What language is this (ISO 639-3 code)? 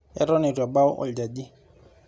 mas